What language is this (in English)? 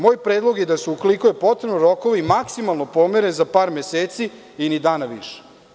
Serbian